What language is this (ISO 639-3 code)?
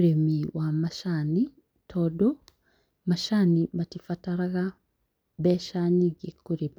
kik